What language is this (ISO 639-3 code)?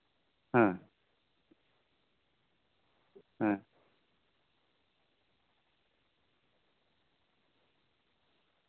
sat